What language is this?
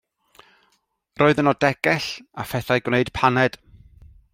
Welsh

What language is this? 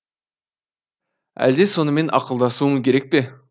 Kazakh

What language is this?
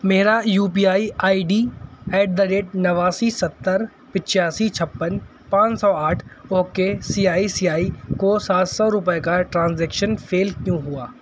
Urdu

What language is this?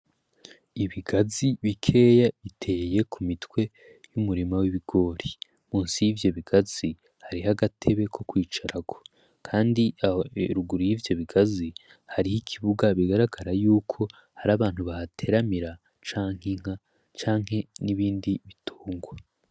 Rundi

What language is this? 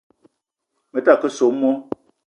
Eton (Cameroon)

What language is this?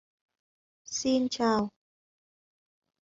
Vietnamese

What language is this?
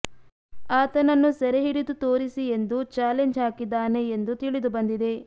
Kannada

